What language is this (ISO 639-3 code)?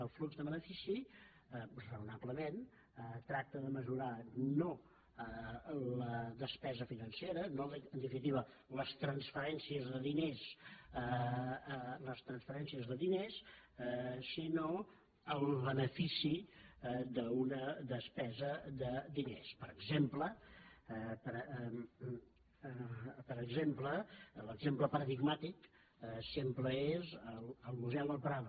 cat